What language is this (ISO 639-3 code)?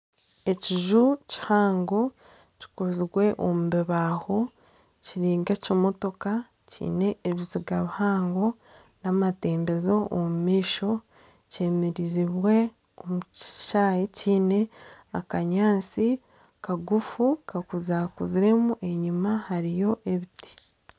nyn